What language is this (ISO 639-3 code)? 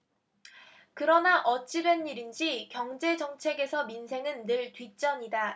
kor